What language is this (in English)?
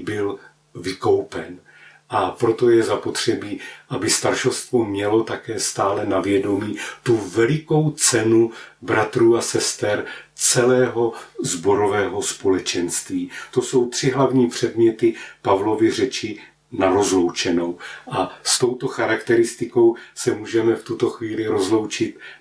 Czech